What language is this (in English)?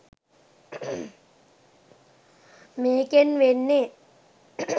Sinhala